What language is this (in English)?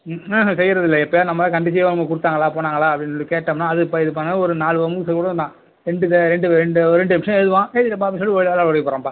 Tamil